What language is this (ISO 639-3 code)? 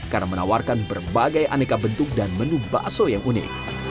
ind